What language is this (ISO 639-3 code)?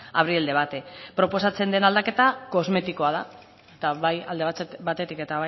eus